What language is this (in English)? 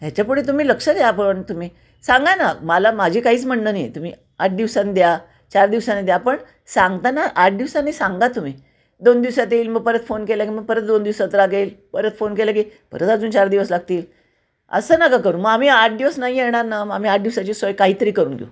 Marathi